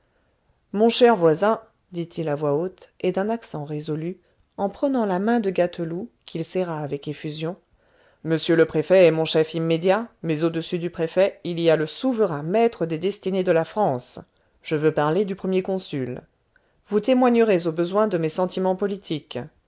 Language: French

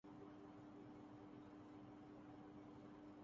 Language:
Urdu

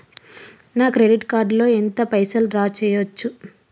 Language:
Telugu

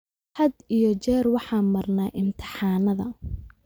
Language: Somali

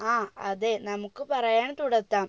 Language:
Malayalam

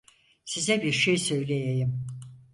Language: Turkish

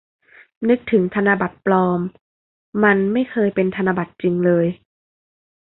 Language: Thai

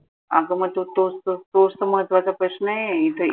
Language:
Marathi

